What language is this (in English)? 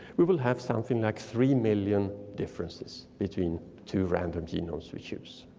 English